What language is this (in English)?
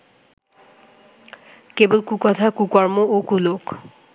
Bangla